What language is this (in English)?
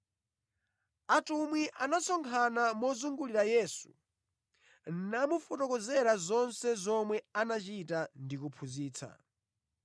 Nyanja